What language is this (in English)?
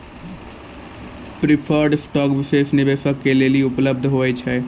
Maithili